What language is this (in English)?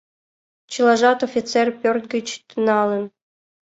Mari